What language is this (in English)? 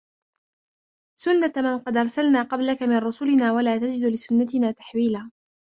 Arabic